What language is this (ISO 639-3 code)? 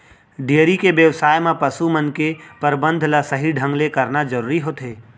hne